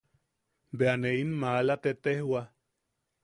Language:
Yaqui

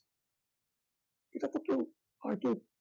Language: Bangla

